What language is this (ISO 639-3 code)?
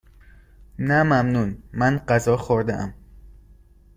fas